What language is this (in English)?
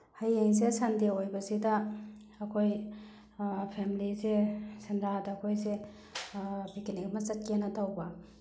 Manipuri